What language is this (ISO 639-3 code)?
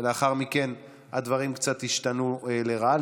heb